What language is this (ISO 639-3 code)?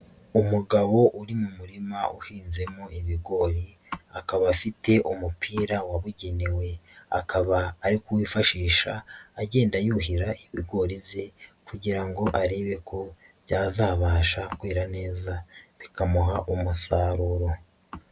kin